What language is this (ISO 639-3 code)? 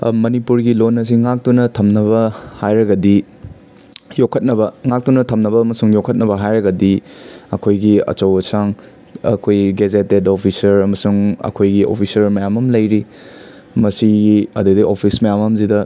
mni